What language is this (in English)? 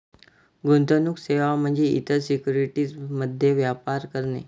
Marathi